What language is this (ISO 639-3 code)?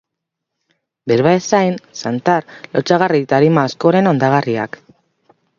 eus